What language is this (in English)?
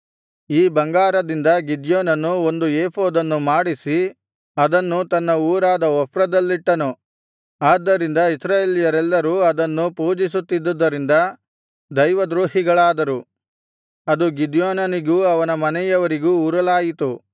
Kannada